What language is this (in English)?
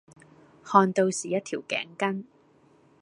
Cantonese